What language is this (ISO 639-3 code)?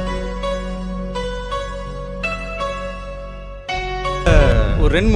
tat